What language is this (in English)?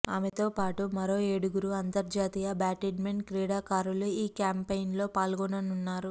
Telugu